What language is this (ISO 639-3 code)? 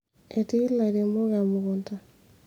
mas